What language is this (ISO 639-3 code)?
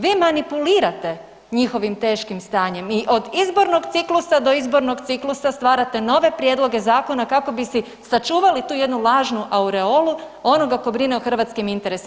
hrv